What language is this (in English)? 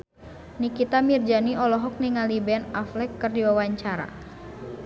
Sundanese